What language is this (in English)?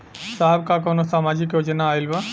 Bhojpuri